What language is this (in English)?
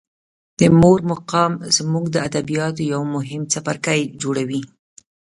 Pashto